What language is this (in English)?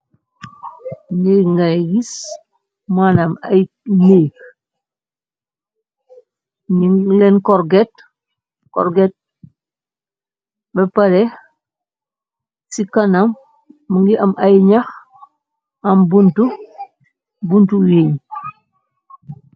Wolof